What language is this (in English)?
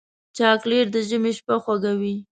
Pashto